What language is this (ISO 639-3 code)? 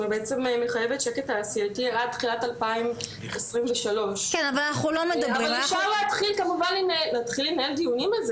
heb